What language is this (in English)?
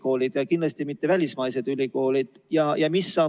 Estonian